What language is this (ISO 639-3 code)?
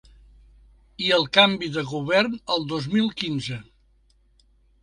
cat